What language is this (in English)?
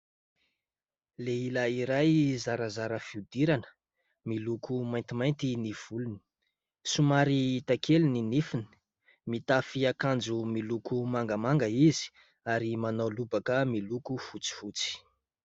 Malagasy